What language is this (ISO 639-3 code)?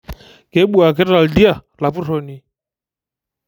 mas